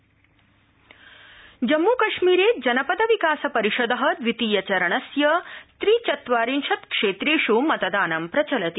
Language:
Sanskrit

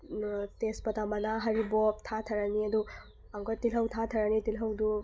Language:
Manipuri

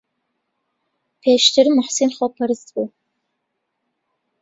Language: Central Kurdish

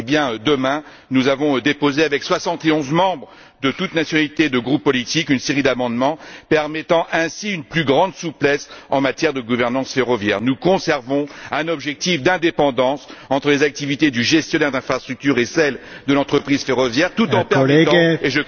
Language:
French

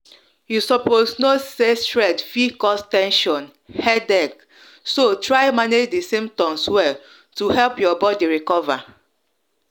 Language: Nigerian Pidgin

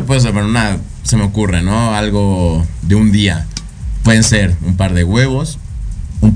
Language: Spanish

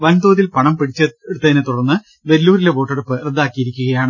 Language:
Malayalam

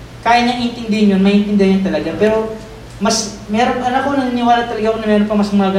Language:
Filipino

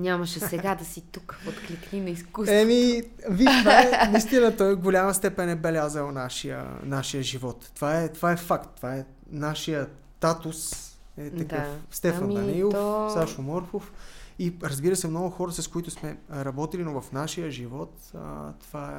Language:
Bulgarian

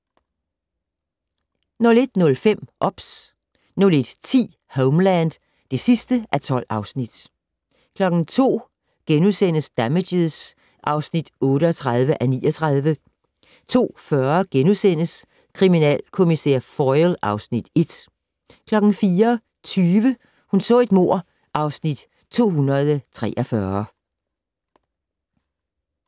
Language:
Danish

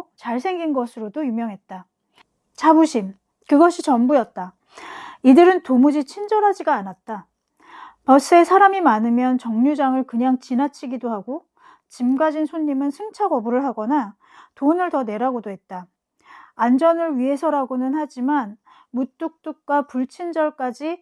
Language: Korean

